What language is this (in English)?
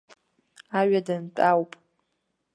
Abkhazian